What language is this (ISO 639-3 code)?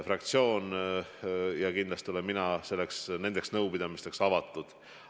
est